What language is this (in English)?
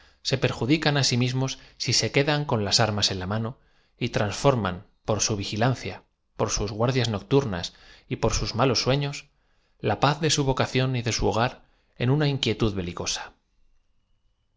Spanish